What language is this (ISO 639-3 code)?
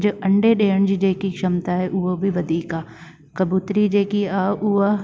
snd